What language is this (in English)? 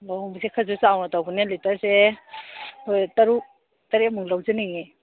Manipuri